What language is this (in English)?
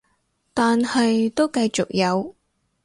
Cantonese